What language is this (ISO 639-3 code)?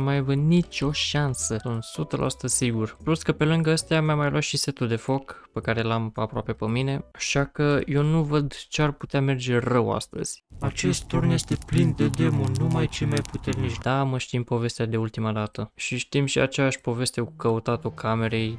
ron